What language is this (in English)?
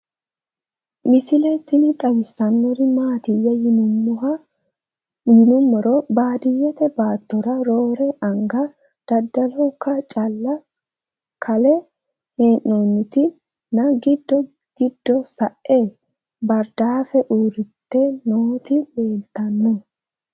Sidamo